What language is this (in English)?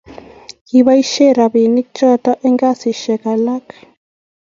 Kalenjin